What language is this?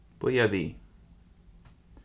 Faroese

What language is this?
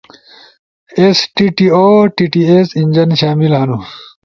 Ushojo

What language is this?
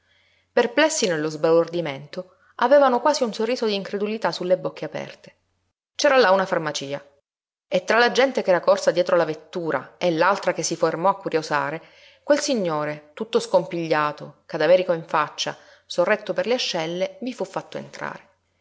Italian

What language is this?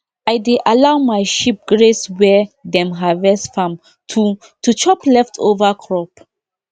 Nigerian Pidgin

